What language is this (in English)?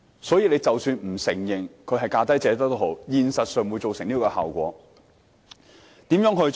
Cantonese